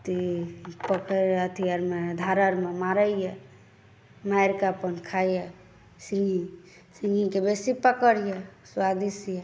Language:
Maithili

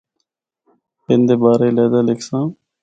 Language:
Northern Hindko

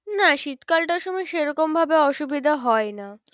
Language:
Bangla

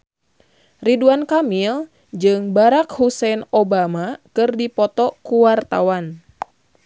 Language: Sundanese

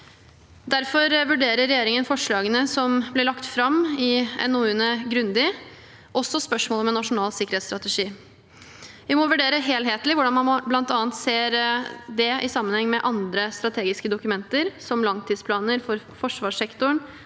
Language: Norwegian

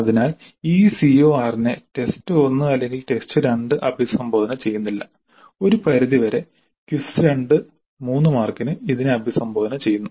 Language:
Malayalam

